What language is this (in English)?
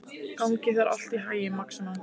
Icelandic